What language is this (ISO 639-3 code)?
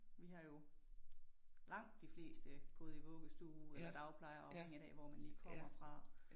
dan